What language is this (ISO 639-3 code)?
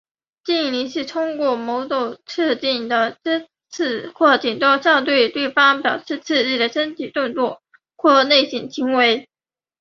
zho